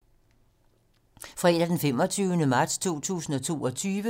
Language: Danish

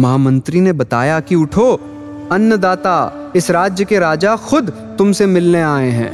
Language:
Hindi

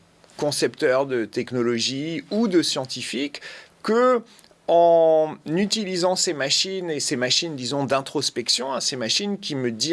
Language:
French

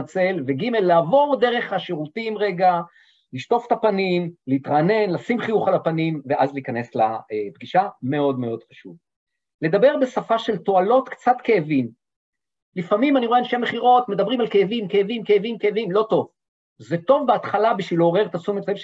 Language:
Hebrew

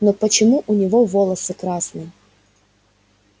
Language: Russian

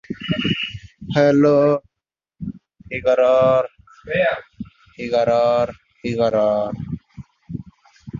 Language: Bangla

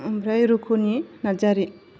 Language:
Bodo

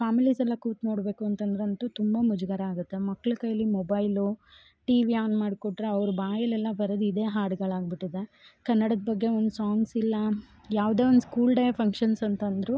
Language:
Kannada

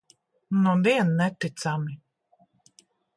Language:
Latvian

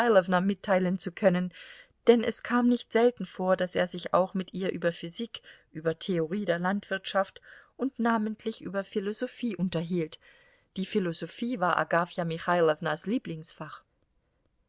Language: German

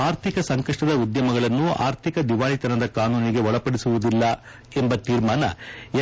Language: Kannada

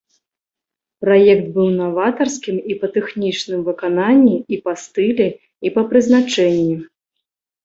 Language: Belarusian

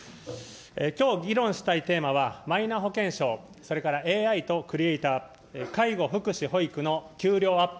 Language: Japanese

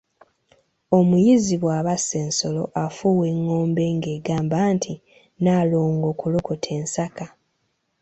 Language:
Ganda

